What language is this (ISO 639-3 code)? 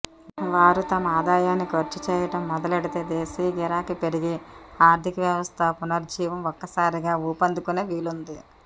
tel